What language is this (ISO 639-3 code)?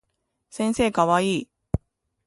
jpn